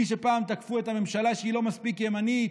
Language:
Hebrew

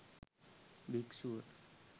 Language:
Sinhala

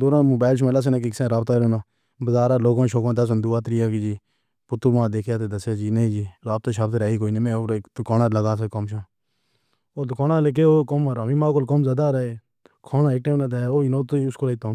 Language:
Pahari-Potwari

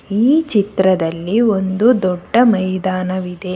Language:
Kannada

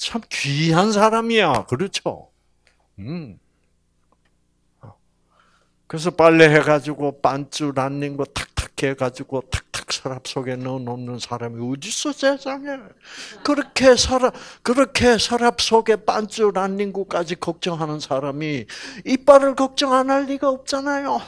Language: Korean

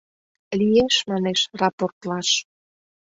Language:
Mari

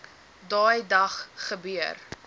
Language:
Afrikaans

